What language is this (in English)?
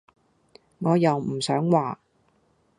Cantonese